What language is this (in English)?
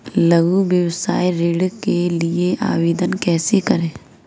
Hindi